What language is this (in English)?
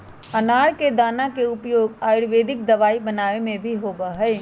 Magahi